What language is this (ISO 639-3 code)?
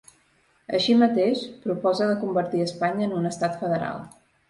cat